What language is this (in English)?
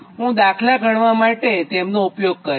Gujarati